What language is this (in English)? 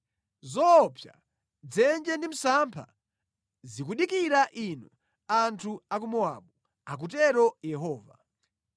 Nyanja